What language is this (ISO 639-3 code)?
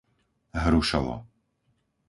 slk